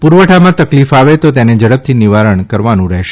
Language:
Gujarati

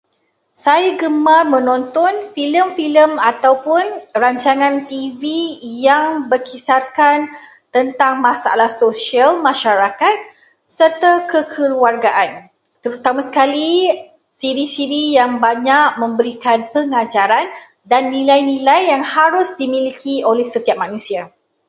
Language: Malay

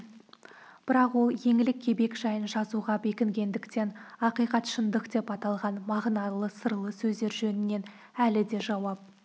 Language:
Kazakh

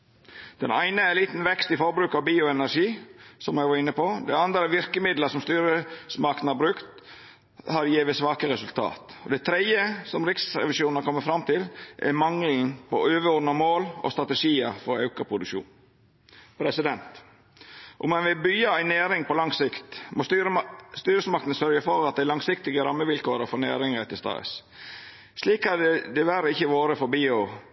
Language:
Norwegian Nynorsk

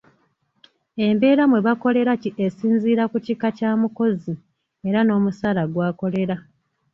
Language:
Ganda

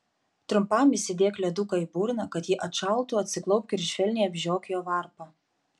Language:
Lithuanian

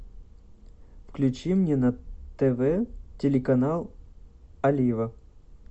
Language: Russian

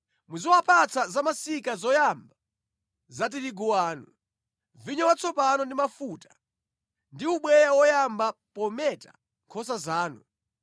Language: Nyanja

